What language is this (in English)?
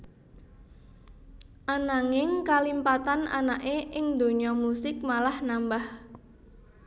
Javanese